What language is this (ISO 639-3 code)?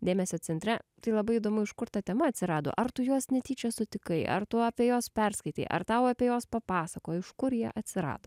lit